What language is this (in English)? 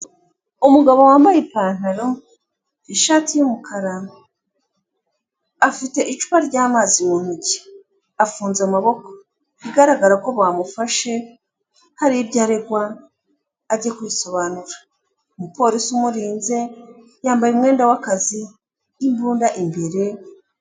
Kinyarwanda